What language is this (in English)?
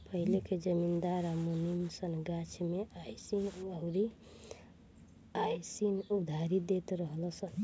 Bhojpuri